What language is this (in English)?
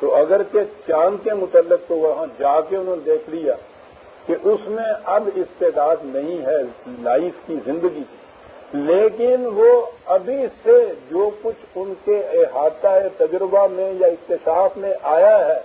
Hindi